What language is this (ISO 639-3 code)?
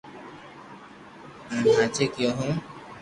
lrk